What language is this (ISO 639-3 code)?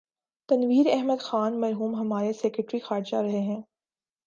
urd